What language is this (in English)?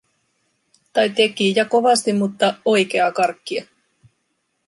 Finnish